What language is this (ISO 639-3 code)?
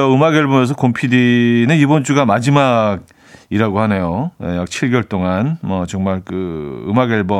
kor